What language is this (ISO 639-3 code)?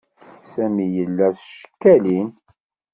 kab